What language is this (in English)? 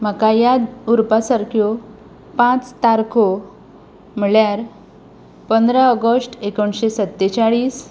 Konkani